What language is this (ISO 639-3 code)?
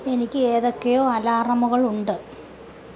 mal